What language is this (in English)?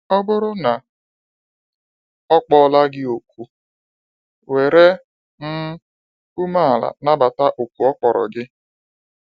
Igbo